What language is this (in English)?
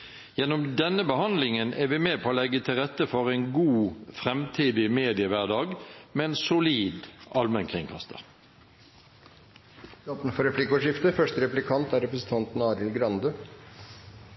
Norwegian Bokmål